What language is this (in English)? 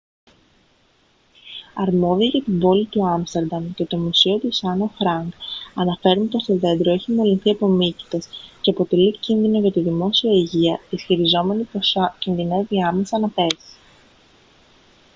Greek